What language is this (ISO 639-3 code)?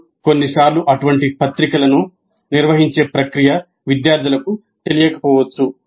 tel